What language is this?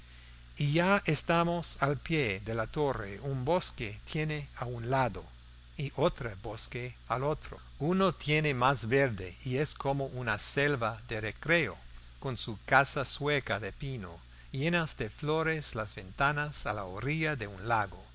Spanish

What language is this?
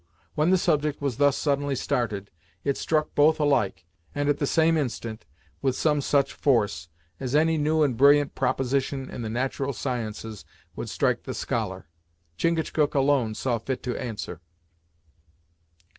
English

